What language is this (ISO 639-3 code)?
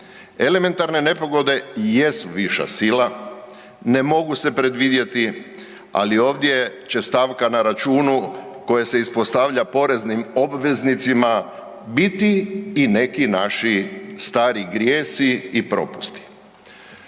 hrv